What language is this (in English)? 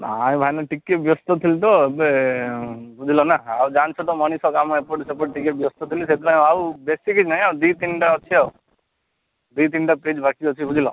Odia